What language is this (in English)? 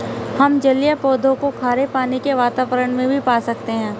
Hindi